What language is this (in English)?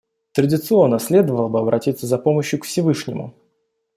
Russian